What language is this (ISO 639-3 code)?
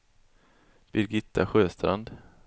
swe